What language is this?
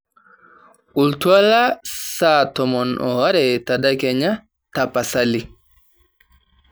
Masai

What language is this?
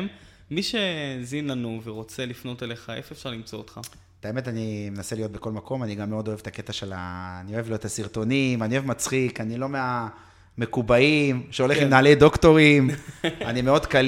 Hebrew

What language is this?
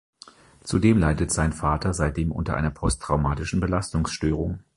German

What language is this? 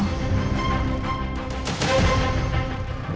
Indonesian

